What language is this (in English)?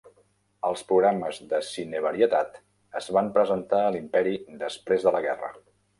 Catalan